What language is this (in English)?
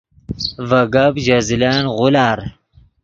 Yidgha